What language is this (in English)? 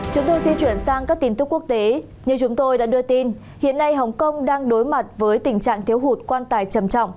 Vietnamese